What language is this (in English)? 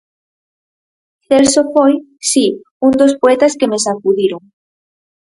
Galician